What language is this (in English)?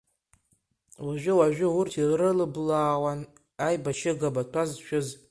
Abkhazian